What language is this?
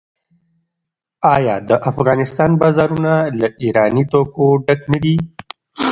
Pashto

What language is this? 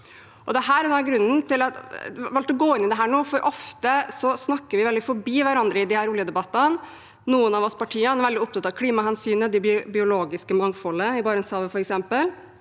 Norwegian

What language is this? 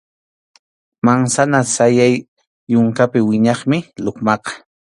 Arequipa-La Unión Quechua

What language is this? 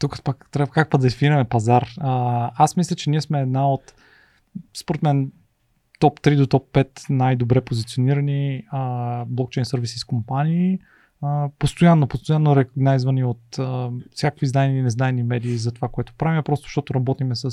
Bulgarian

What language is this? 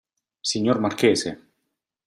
Italian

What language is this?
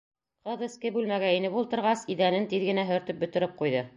Bashkir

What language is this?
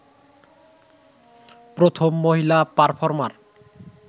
Bangla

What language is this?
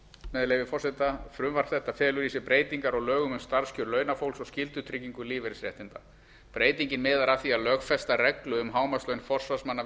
Icelandic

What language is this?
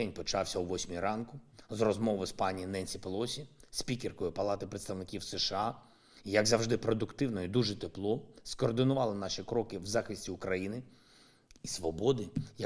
Ukrainian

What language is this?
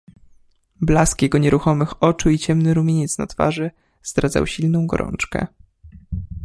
Polish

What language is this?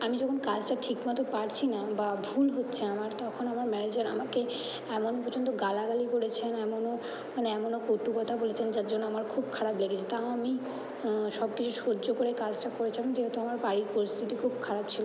Bangla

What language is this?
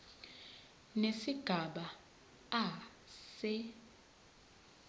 Zulu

